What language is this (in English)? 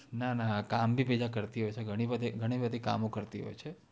Gujarati